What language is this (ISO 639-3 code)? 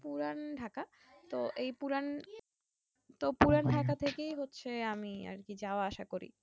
ben